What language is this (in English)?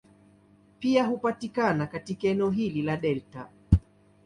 Swahili